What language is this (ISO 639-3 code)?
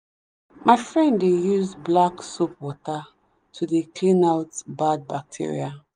pcm